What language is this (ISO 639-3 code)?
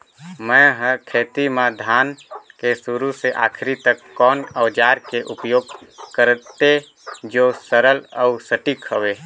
hne